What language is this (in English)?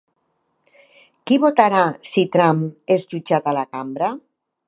Catalan